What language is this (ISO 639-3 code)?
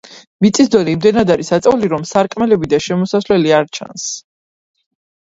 kat